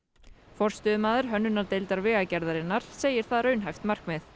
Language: Icelandic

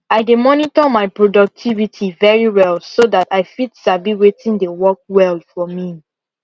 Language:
Nigerian Pidgin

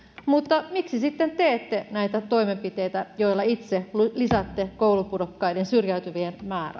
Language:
Finnish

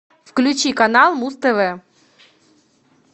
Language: Russian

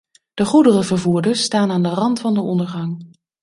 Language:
Dutch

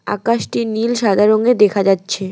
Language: Bangla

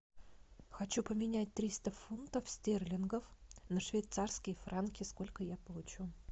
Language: Russian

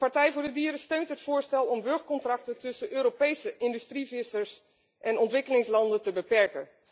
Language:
Dutch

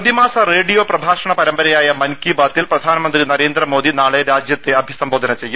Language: Malayalam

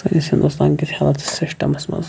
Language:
Kashmiri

